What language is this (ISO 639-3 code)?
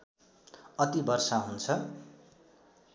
nep